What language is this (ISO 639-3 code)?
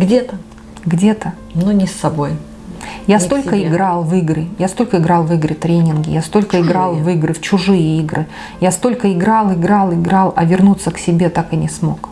rus